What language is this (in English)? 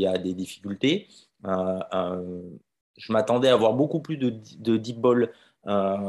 French